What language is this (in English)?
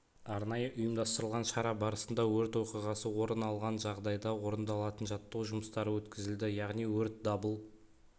Kazakh